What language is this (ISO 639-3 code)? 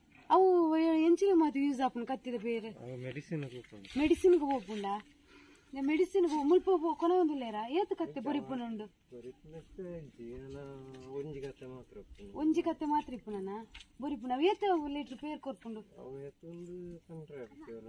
ron